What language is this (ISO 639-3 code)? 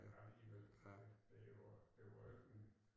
dan